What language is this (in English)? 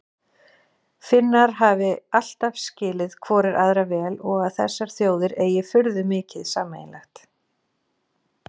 Icelandic